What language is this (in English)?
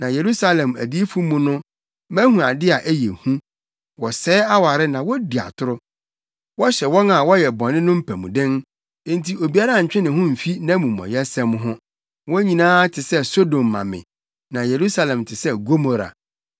Akan